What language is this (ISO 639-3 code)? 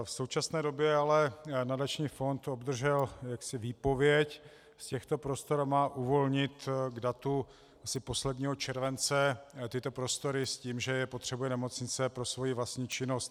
ces